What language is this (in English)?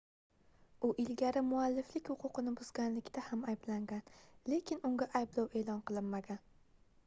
Uzbek